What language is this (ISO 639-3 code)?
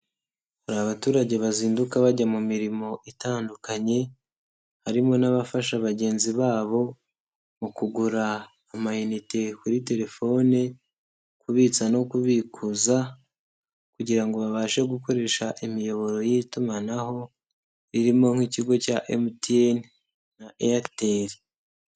kin